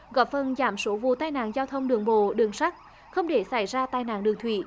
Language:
Vietnamese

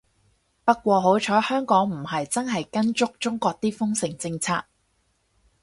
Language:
Cantonese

